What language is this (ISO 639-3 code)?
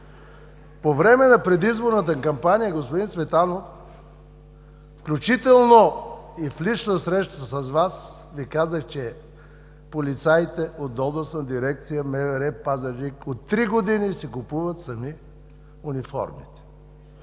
bul